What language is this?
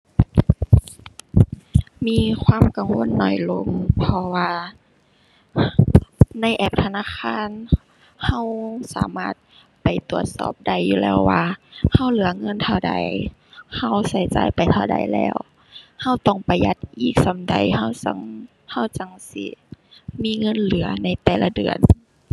Thai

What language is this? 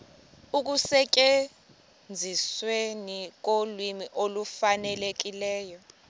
Xhosa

